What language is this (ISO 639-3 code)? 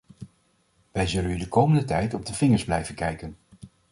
nld